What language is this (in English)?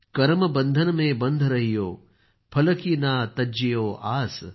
Marathi